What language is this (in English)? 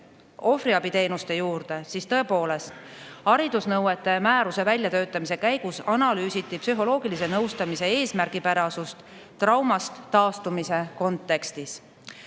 Estonian